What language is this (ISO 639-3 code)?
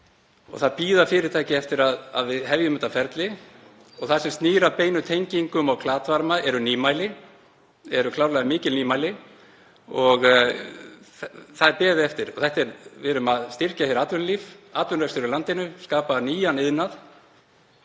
isl